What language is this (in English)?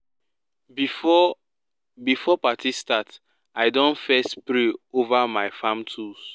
Nigerian Pidgin